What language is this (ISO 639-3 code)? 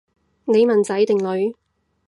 yue